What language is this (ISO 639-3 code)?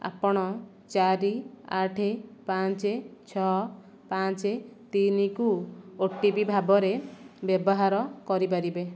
ori